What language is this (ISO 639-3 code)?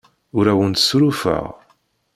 kab